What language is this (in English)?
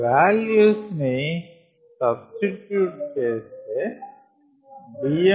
Telugu